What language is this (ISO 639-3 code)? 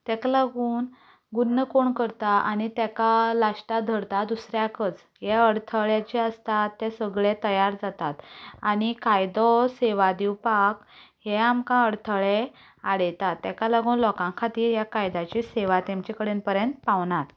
kok